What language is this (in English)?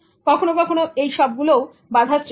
Bangla